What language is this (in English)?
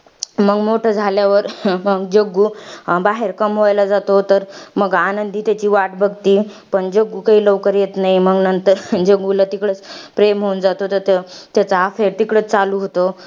Marathi